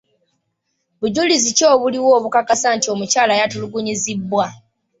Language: Ganda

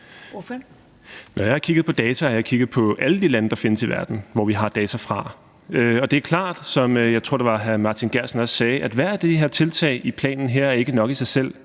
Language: Danish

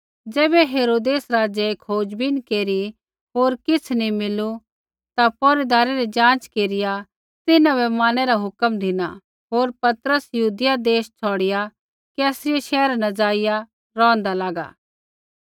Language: Kullu Pahari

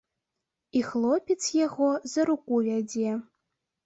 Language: Belarusian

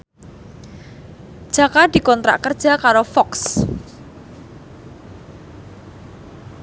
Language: Javanese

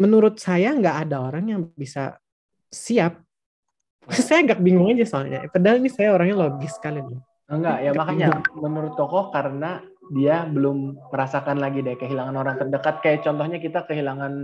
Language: Indonesian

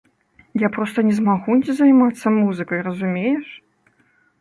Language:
Belarusian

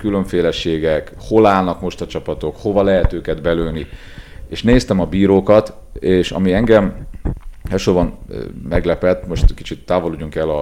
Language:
Hungarian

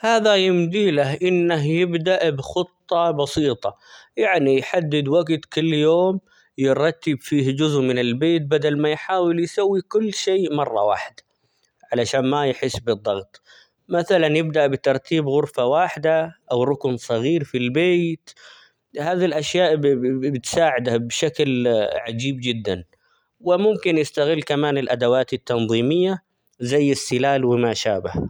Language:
Omani Arabic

